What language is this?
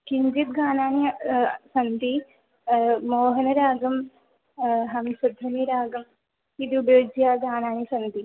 Sanskrit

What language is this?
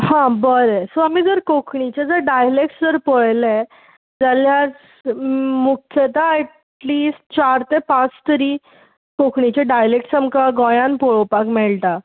Konkani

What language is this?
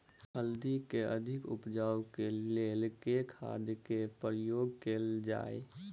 Maithili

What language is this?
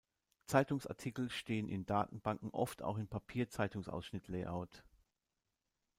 German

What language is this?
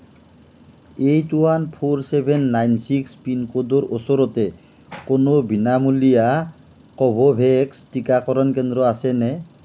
Assamese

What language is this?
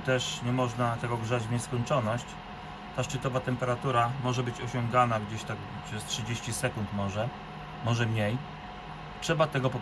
Polish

